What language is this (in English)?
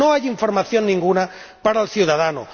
Spanish